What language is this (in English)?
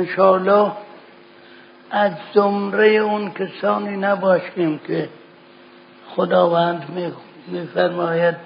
Persian